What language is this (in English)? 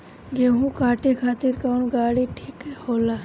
Bhojpuri